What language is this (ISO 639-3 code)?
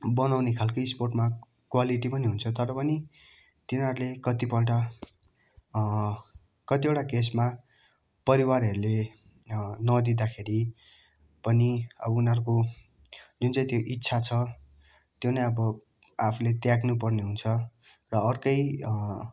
nep